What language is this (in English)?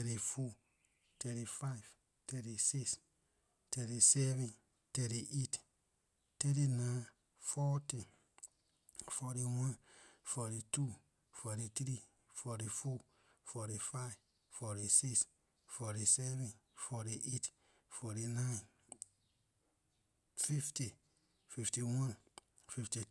Liberian English